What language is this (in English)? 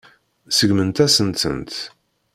Kabyle